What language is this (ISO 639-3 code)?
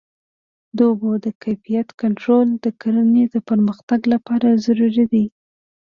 pus